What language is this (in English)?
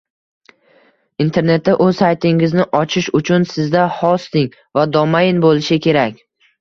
Uzbek